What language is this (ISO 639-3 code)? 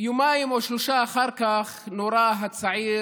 heb